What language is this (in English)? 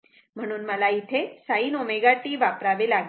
Marathi